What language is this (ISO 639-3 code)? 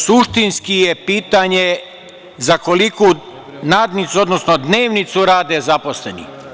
srp